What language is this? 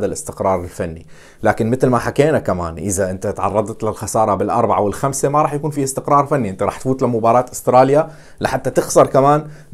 Arabic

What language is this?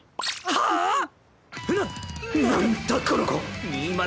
Japanese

